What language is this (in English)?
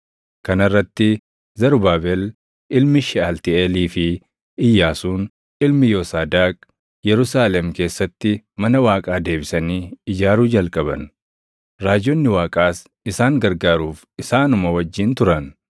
Oromo